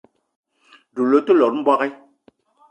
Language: Eton (Cameroon)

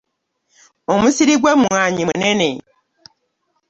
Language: Ganda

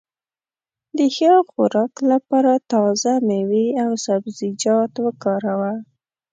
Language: Pashto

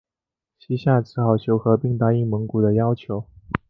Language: Chinese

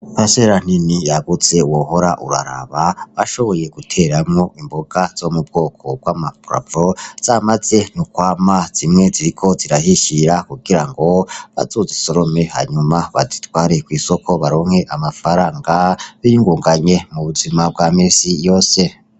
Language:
Rundi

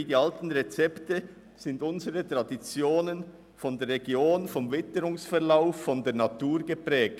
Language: Swiss German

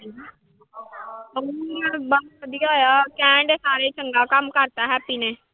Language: Punjabi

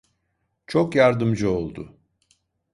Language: Turkish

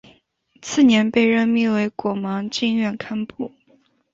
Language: Chinese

